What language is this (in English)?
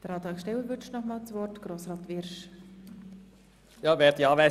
Swiss German